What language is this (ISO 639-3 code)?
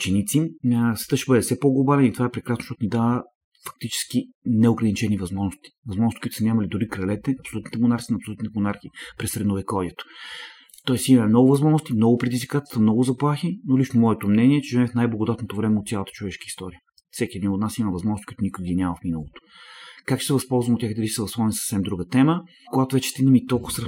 bul